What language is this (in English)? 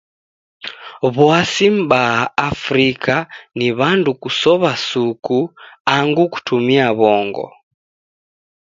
Taita